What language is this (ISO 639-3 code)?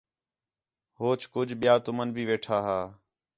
xhe